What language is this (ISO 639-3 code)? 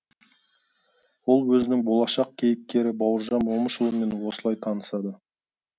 kaz